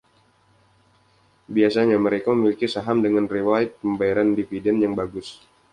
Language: Indonesian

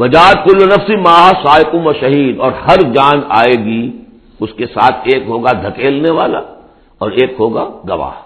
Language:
Urdu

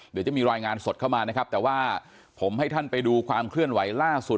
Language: Thai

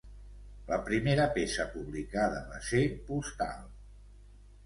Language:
Catalan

